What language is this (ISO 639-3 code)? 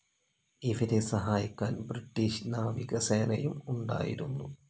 mal